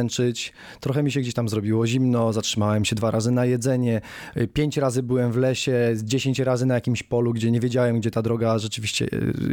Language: Polish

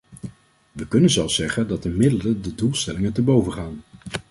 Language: Dutch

